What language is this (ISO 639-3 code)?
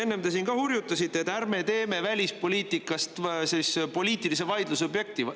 est